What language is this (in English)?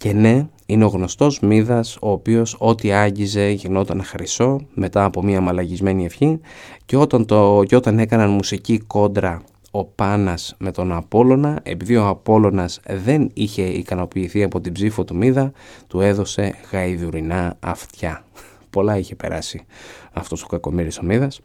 Greek